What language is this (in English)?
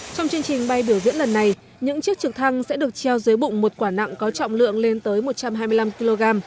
Vietnamese